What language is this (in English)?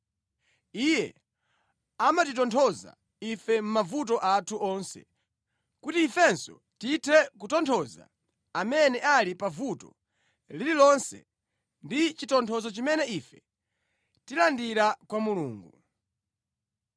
Nyanja